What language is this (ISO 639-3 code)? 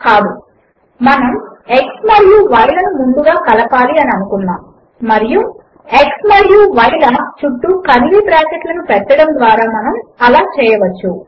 tel